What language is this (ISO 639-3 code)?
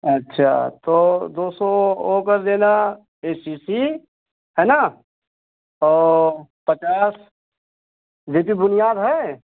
hin